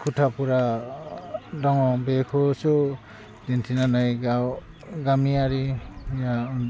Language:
Bodo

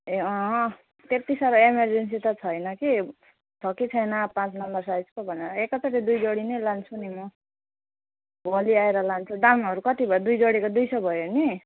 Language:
Nepali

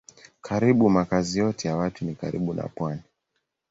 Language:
Swahili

